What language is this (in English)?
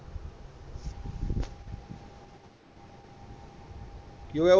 Punjabi